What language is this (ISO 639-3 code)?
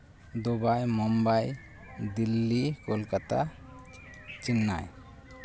sat